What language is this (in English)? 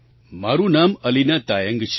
Gujarati